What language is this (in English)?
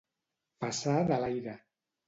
Catalan